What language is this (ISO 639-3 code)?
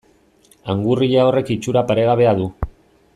eus